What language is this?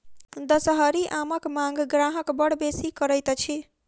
Maithili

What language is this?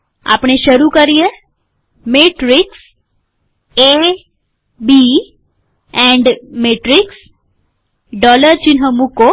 Gujarati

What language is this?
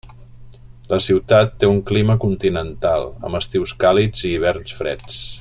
Catalan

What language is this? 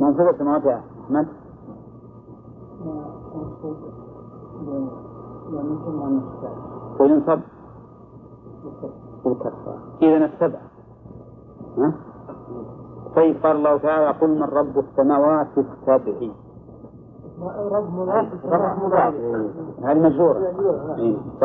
Arabic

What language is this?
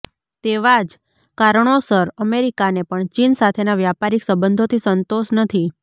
Gujarati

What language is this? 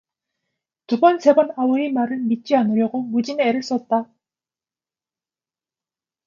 Korean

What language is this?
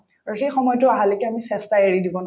Assamese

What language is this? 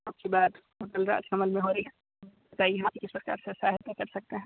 Hindi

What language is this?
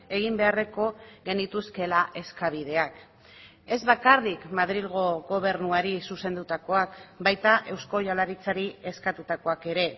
Basque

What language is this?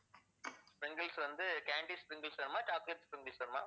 Tamil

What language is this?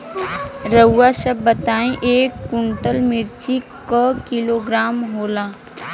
Bhojpuri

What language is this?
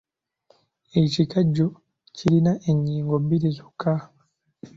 Ganda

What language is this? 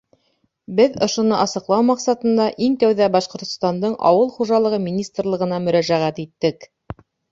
Bashkir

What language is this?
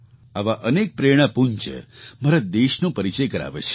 Gujarati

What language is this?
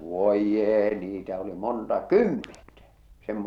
Finnish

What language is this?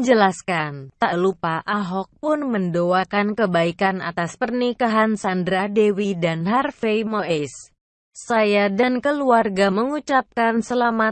Indonesian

